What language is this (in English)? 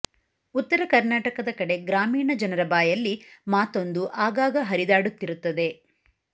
Kannada